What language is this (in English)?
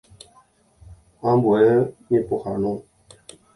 Guarani